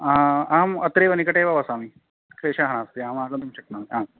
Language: Sanskrit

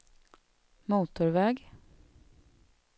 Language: Swedish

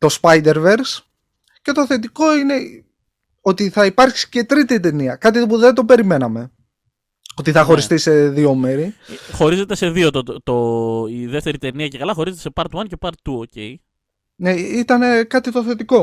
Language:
Greek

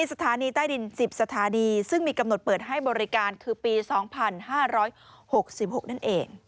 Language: Thai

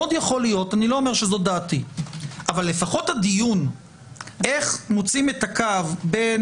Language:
Hebrew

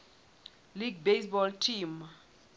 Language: Southern Sotho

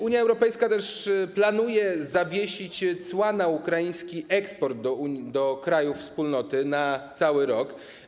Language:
Polish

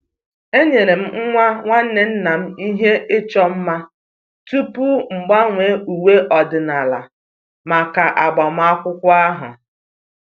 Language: Igbo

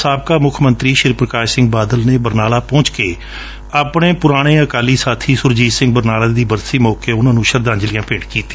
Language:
Punjabi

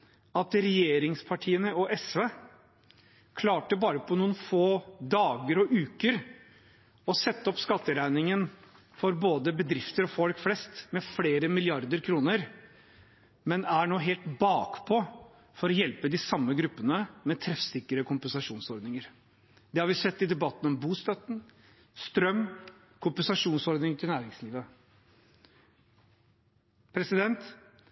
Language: Norwegian Bokmål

